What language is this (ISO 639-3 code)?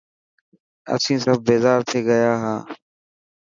mki